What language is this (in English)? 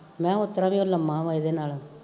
Punjabi